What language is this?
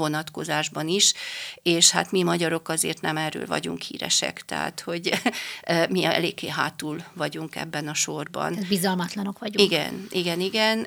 Hungarian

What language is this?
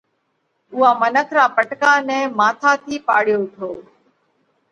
Parkari Koli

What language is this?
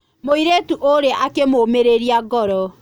Kikuyu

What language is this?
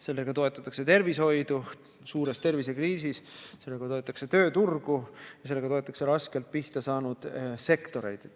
Estonian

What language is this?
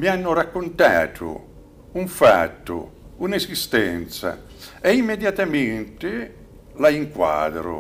Italian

